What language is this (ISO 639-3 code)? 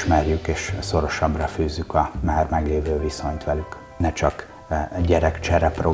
hun